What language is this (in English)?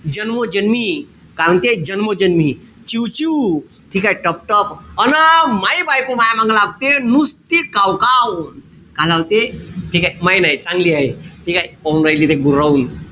Marathi